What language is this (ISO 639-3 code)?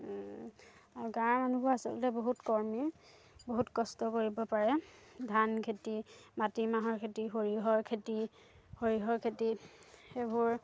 asm